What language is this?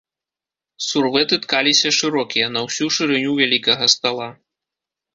Belarusian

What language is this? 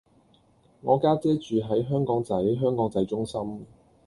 Cantonese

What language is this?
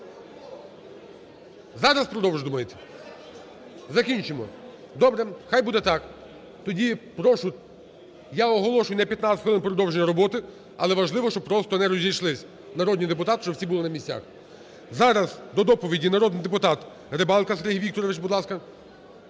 Ukrainian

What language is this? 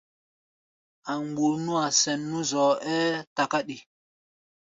Gbaya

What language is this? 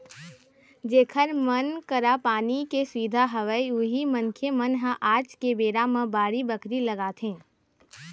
Chhattisgarhi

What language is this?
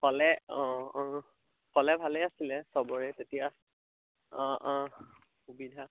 Assamese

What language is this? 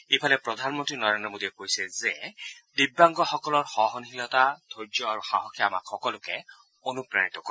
Assamese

